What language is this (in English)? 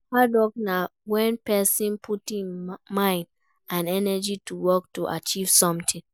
Nigerian Pidgin